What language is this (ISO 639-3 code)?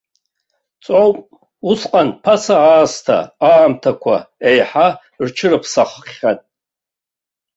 abk